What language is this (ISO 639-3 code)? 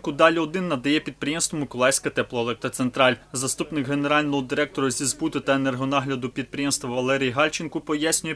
ukr